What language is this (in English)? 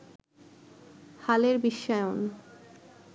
Bangla